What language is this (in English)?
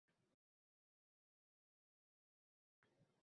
Uzbek